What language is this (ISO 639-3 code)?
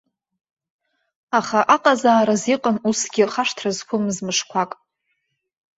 abk